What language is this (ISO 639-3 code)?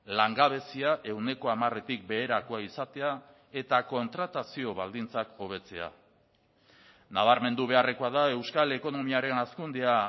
eus